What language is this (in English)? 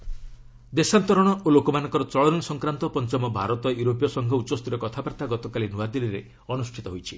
Odia